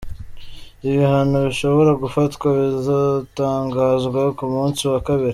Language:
Kinyarwanda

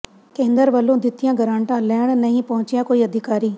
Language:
Punjabi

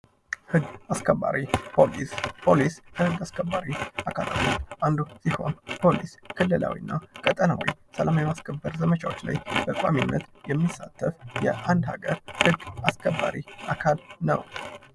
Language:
Amharic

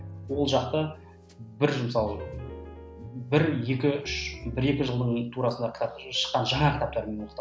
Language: Kazakh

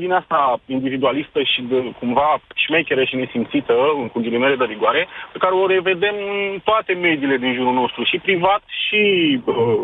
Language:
Romanian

